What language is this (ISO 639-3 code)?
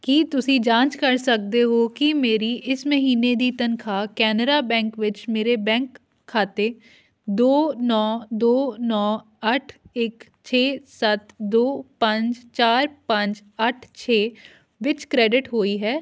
pan